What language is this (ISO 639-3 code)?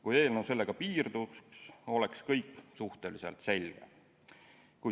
est